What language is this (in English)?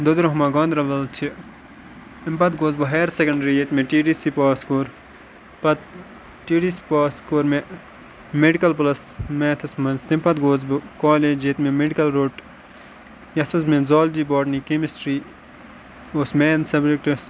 Kashmiri